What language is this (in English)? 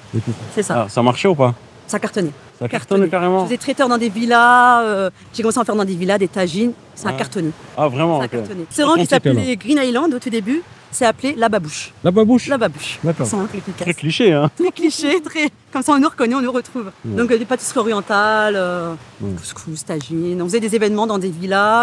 French